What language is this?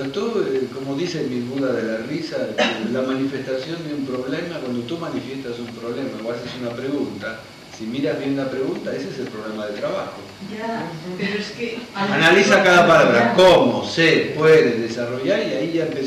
Spanish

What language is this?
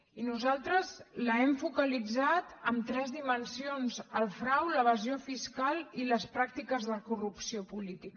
Catalan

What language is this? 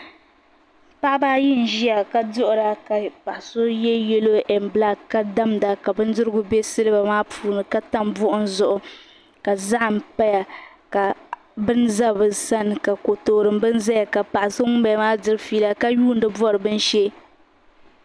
Dagbani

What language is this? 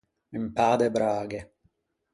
Ligurian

